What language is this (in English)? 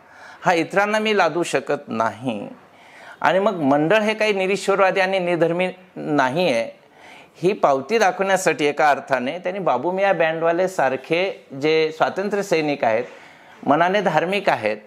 Marathi